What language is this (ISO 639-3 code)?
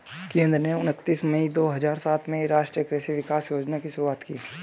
hin